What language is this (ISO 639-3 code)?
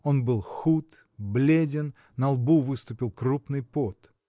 rus